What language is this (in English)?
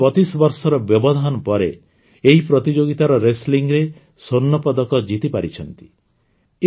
Odia